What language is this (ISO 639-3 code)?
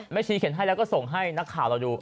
tha